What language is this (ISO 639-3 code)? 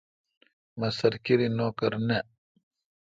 xka